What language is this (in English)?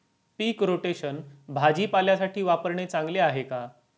Marathi